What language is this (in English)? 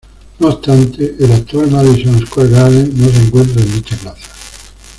Spanish